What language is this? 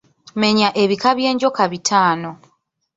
Ganda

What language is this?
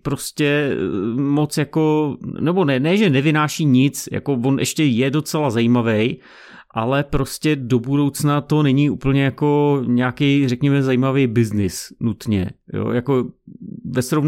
Czech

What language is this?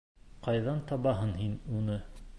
Bashkir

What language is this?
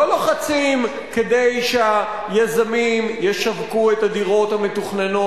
Hebrew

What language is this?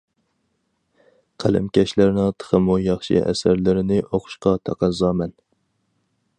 Uyghur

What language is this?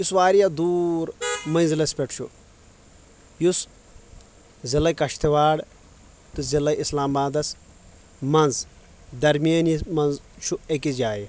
Kashmiri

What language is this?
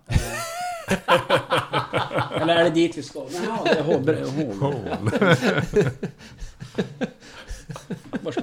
Swedish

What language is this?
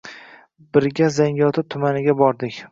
Uzbek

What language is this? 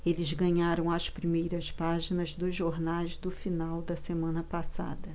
Portuguese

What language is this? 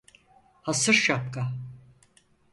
Turkish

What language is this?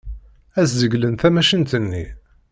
Kabyle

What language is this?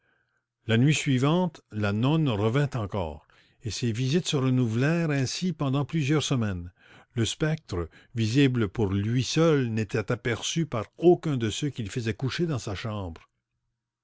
French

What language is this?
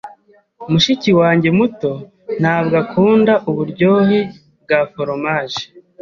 Kinyarwanda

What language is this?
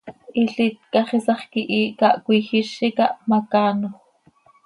Seri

